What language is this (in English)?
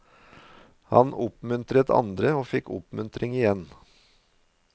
Norwegian